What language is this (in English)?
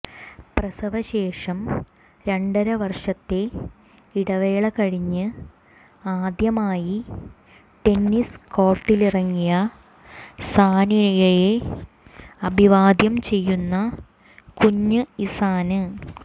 Malayalam